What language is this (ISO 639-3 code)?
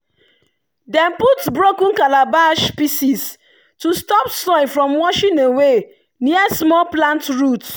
pcm